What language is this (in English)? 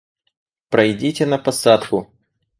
Russian